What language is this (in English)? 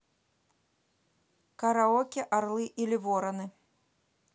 Russian